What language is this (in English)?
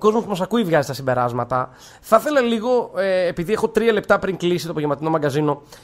Greek